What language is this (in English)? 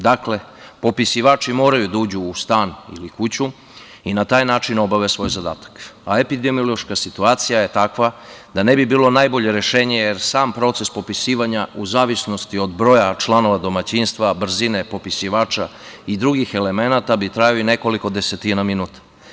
Serbian